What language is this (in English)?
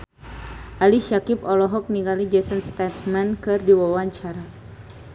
Sundanese